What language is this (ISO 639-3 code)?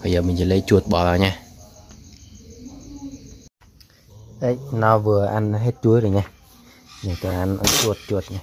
vie